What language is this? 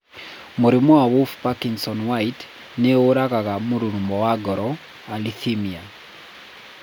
Kikuyu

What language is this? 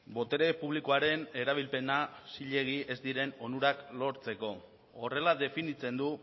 Basque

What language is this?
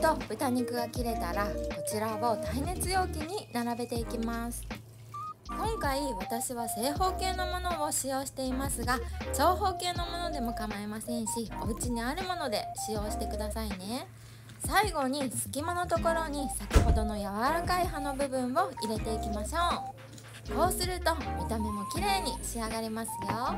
Japanese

